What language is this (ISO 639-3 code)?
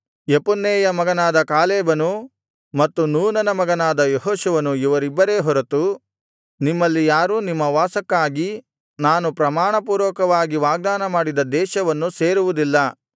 kan